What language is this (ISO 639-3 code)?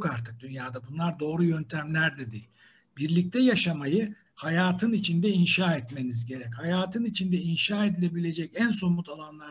tur